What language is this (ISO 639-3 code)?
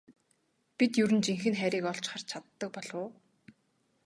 mon